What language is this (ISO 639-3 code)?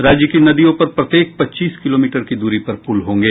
hin